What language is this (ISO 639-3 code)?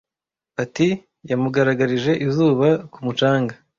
kin